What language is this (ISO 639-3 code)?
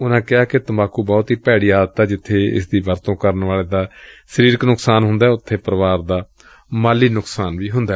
pan